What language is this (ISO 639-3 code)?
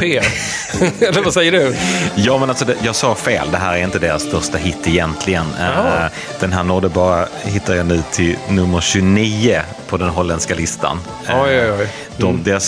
swe